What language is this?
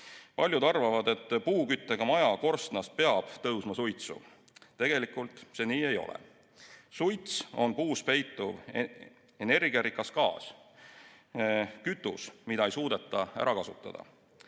Estonian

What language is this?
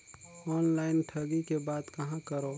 Chhattisgarhi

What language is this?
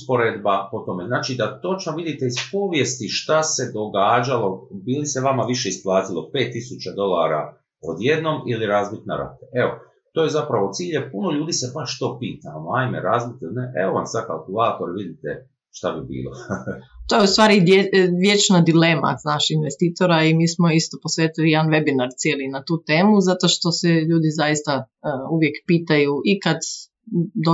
Croatian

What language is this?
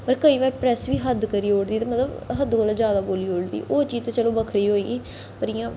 Dogri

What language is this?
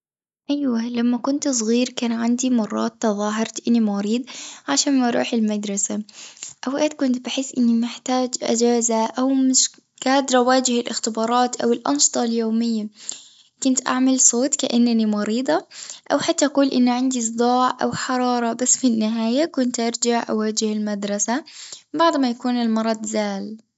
Tunisian Arabic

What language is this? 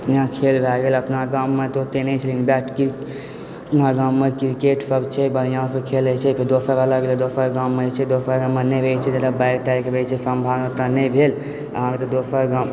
Maithili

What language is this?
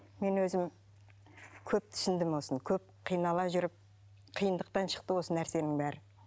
Kazakh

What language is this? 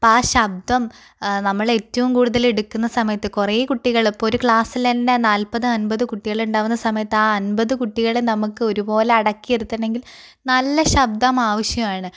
Malayalam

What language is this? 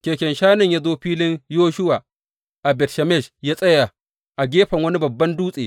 Hausa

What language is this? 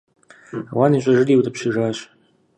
Kabardian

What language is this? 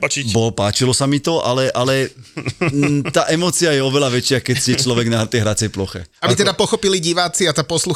Slovak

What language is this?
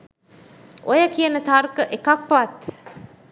Sinhala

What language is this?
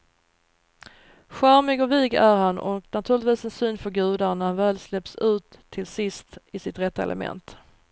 Swedish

